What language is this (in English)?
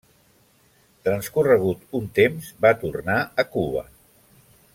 Catalan